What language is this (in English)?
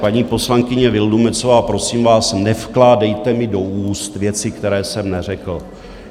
Czech